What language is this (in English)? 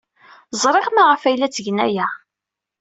Kabyle